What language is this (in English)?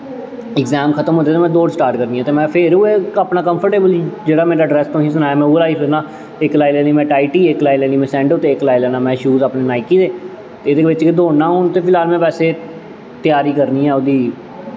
Dogri